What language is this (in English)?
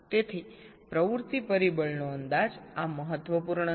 Gujarati